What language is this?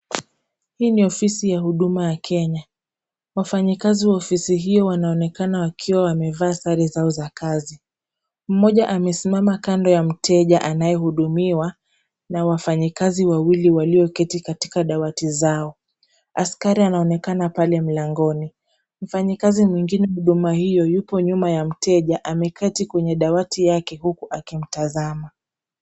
Swahili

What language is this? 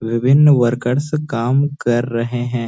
Hindi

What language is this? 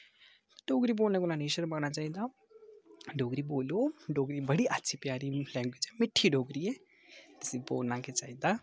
Dogri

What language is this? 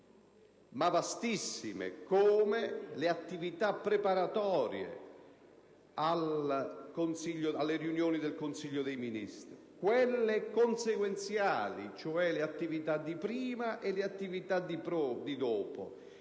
Italian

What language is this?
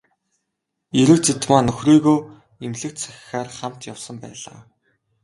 Mongolian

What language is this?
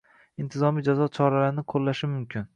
Uzbek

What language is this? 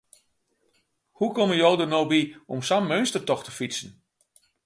Western Frisian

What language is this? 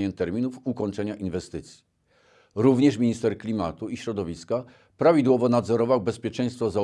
Polish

